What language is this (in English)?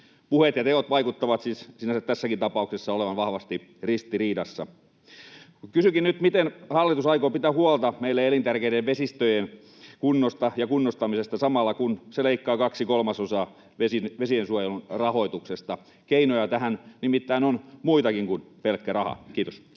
Finnish